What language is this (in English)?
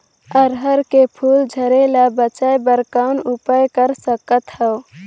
Chhattisgarhi